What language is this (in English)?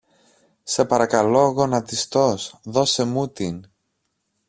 Greek